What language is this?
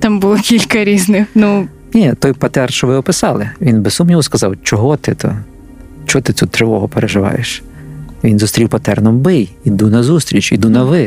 Ukrainian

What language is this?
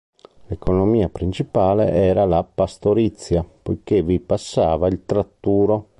Italian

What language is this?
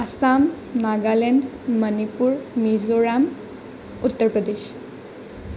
Assamese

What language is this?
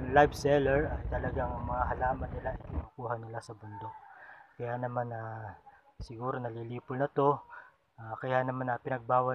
Filipino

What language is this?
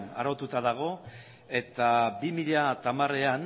Basque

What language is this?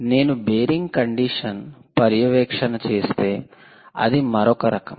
Telugu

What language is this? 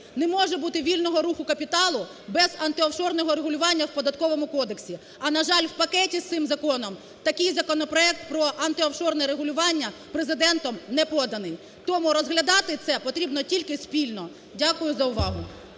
Ukrainian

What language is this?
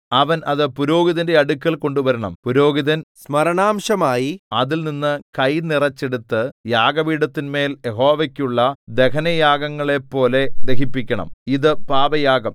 Malayalam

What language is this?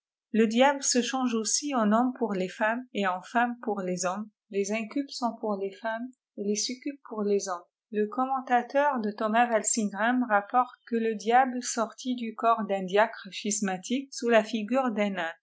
French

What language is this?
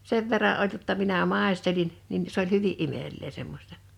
Finnish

